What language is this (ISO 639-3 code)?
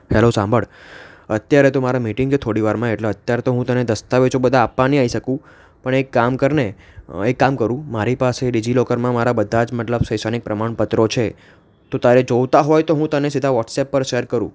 guj